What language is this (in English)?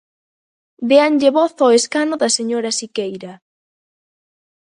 Galician